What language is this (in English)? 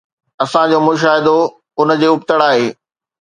Sindhi